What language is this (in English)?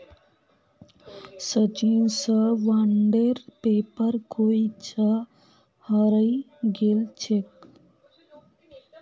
Magahi